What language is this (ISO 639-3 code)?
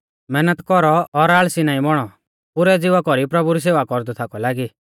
bfz